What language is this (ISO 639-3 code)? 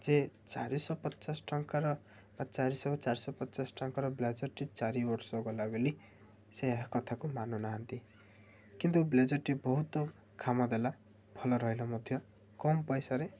ori